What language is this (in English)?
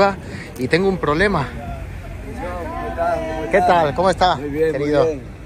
Spanish